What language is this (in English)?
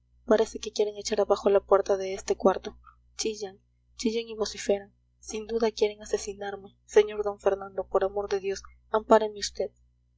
Spanish